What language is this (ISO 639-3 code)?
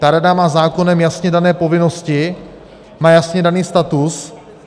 ces